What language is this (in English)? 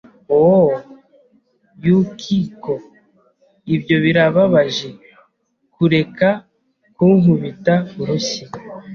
Kinyarwanda